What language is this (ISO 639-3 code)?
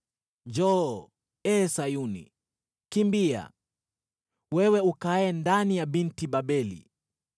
swa